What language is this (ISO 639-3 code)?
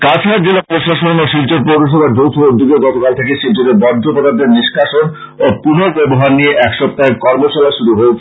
ben